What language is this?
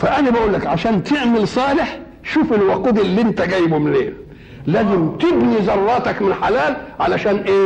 Arabic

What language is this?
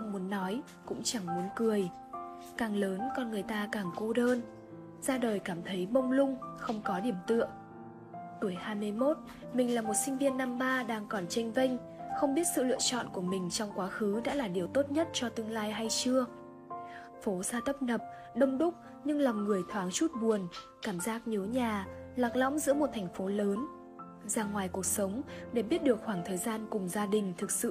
Vietnamese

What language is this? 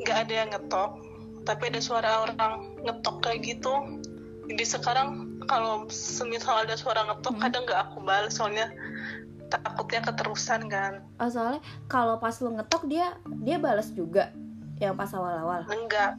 Indonesian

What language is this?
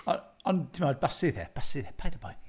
Welsh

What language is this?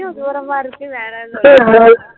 Tamil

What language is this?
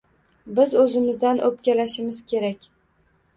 Uzbek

